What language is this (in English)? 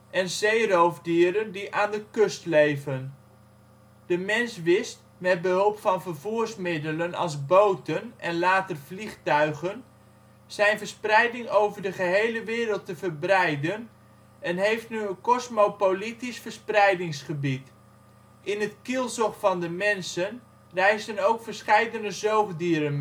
Dutch